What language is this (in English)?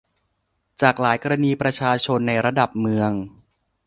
Thai